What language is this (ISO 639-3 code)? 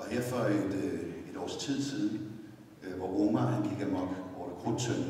dan